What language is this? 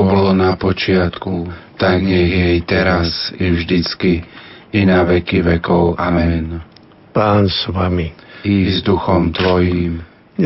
Slovak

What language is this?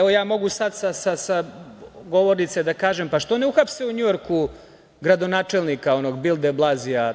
Serbian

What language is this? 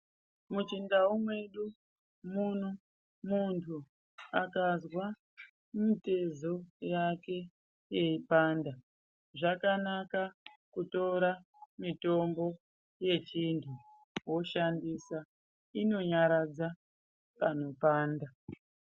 Ndau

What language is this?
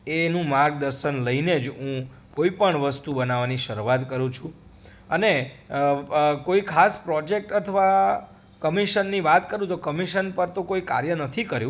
Gujarati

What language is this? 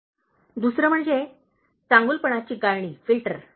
Marathi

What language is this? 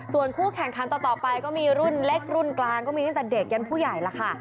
Thai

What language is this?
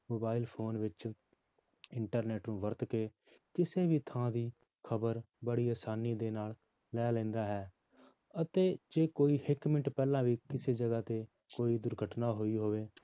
Punjabi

